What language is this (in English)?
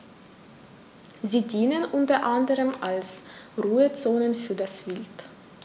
German